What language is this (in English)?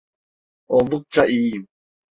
Turkish